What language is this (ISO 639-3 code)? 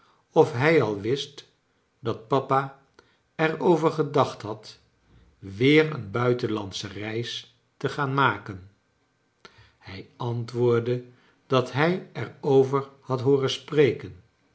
nld